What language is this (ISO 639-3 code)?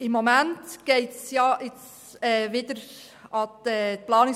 gsw